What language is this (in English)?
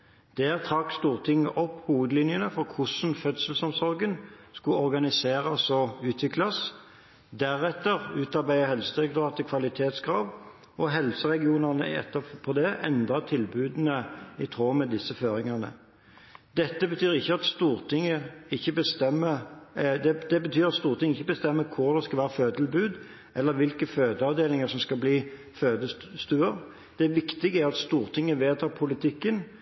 Norwegian Bokmål